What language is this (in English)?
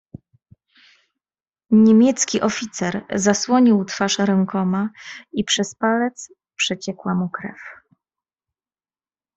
Polish